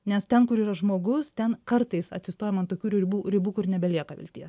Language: Lithuanian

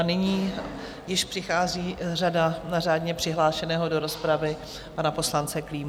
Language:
Czech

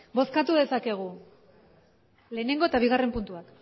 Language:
Basque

